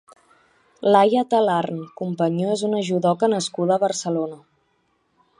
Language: Catalan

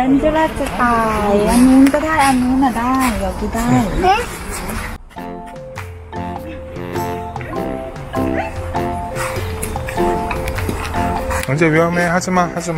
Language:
Korean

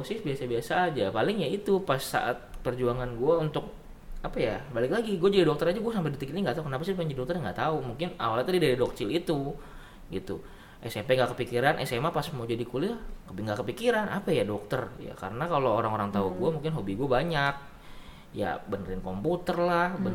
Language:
Indonesian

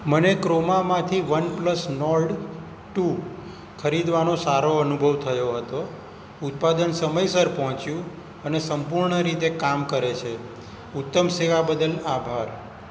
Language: Gujarati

